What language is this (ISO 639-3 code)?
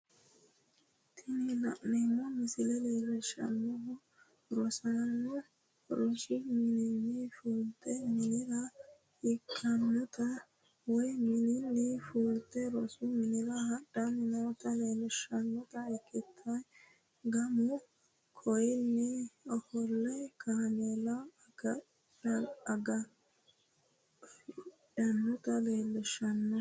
sid